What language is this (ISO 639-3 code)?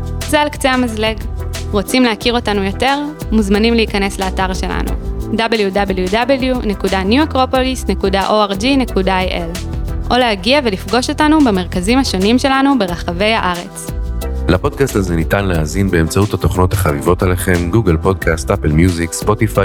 heb